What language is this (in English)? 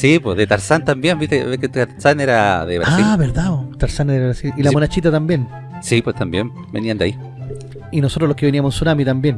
Spanish